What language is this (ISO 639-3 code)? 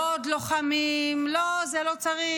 heb